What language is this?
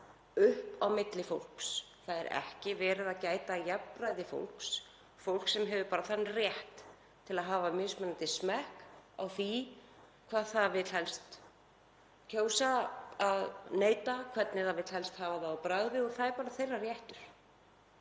Icelandic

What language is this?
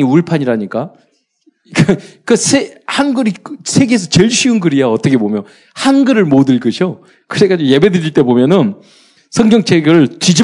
Korean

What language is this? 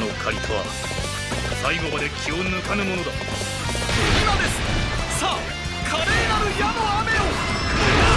Japanese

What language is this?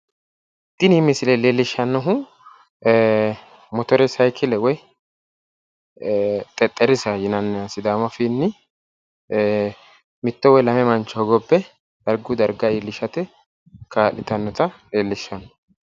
Sidamo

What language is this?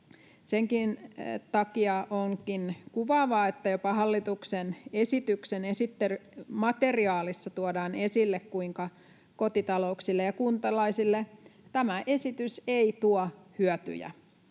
Finnish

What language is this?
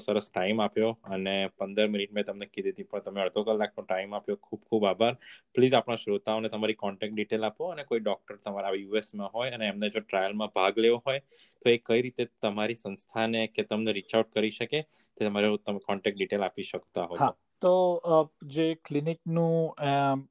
Gujarati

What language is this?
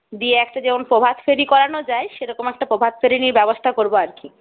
Bangla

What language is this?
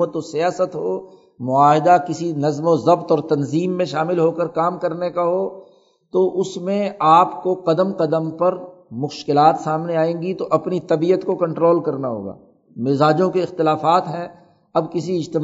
Urdu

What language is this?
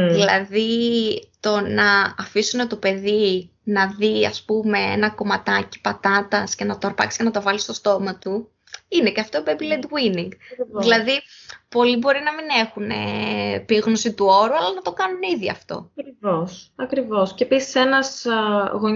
Greek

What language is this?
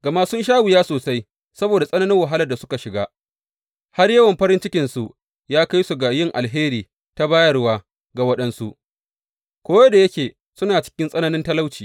Hausa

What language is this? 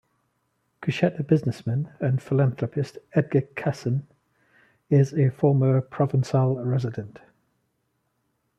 English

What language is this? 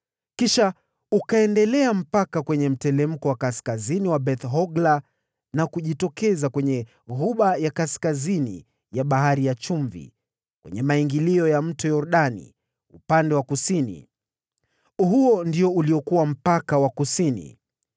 Swahili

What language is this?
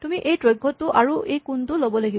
Assamese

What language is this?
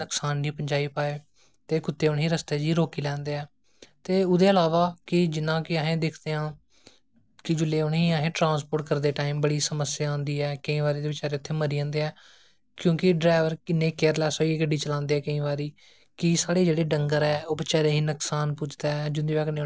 Dogri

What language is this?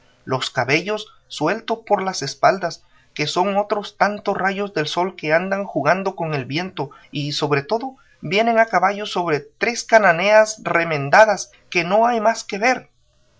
Spanish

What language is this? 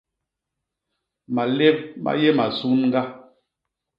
Basaa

